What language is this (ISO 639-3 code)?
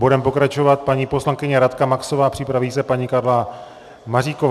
ces